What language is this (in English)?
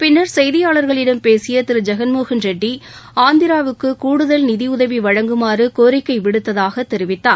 Tamil